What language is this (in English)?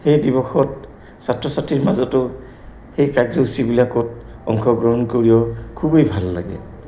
Assamese